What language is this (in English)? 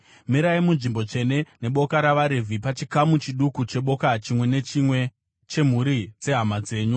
Shona